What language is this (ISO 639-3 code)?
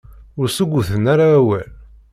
kab